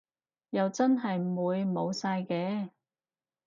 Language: Cantonese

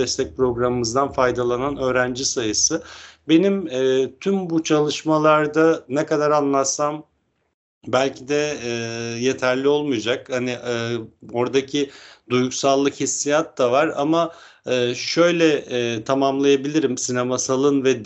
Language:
Turkish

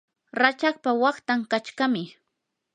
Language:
Yanahuanca Pasco Quechua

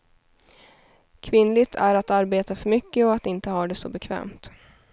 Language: Swedish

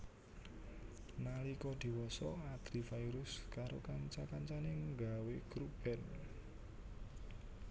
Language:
Javanese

